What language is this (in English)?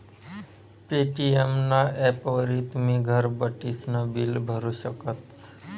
Marathi